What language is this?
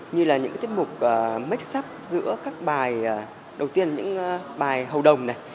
Vietnamese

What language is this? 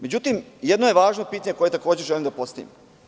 Serbian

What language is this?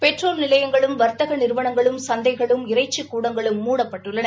Tamil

